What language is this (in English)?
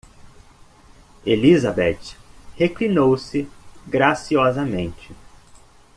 Portuguese